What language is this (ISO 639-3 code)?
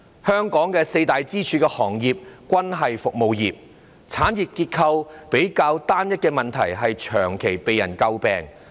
yue